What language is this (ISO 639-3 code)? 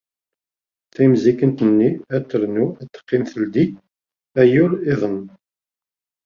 kab